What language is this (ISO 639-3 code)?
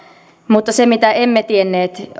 fin